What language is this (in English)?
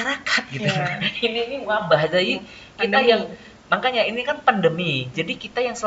Indonesian